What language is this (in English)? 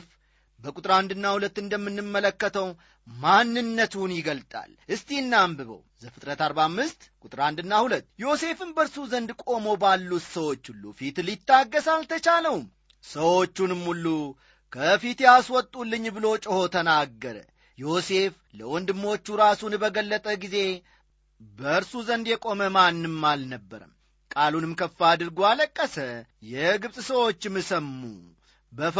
Amharic